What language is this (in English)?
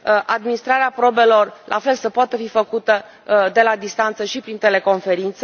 Romanian